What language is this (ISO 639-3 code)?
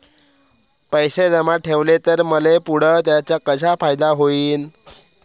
mar